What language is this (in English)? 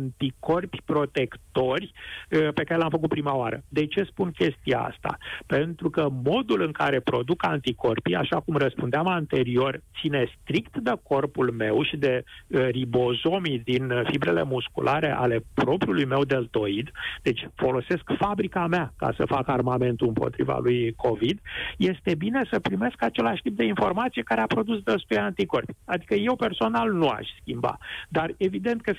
Romanian